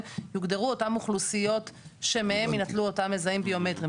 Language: Hebrew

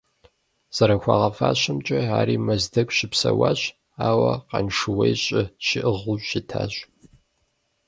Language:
Kabardian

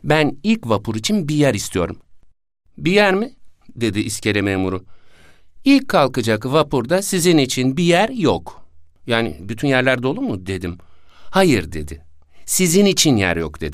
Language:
Turkish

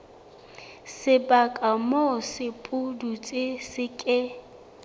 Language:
Southern Sotho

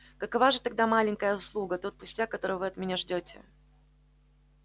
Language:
Russian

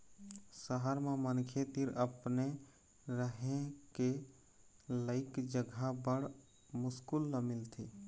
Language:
Chhattisgarhi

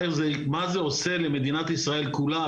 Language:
Hebrew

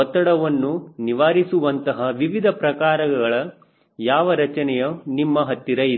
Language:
Kannada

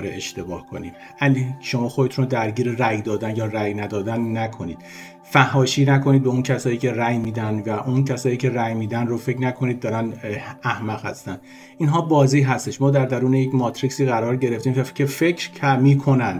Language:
Persian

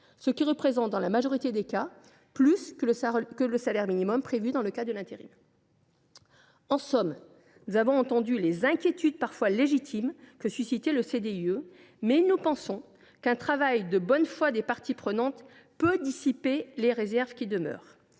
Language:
French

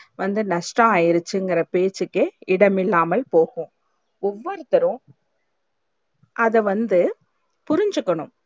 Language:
Tamil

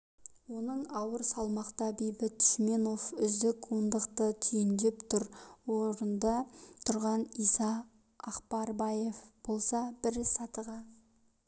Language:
Kazakh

